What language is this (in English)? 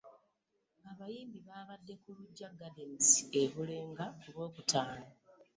Ganda